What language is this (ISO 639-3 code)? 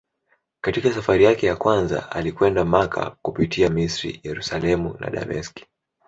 swa